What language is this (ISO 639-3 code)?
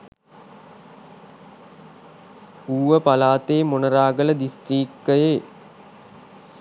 sin